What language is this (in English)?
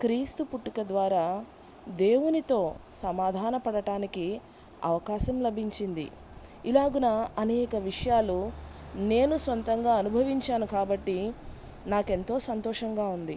Telugu